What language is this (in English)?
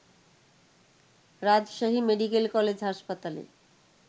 Bangla